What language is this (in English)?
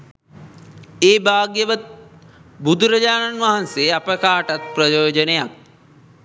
Sinhala